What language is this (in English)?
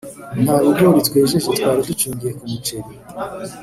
Kinyarwanda